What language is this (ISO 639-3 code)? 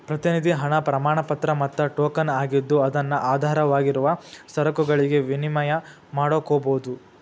kan